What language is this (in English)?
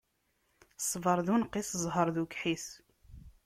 Kabyle